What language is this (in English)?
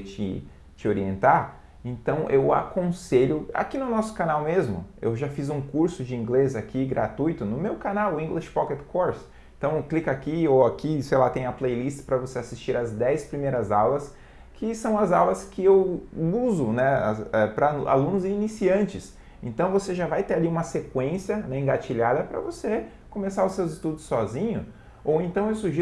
Portuguese